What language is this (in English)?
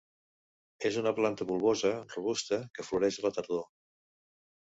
Catalan